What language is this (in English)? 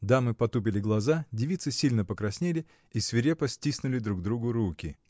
Russian